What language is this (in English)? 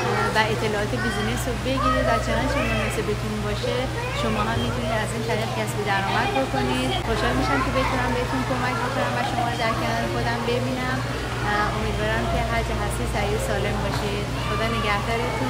Persian